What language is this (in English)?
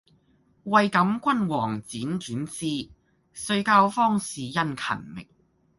Cantonese